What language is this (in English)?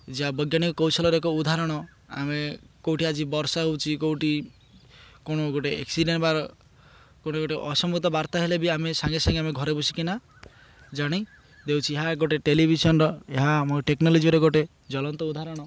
Odia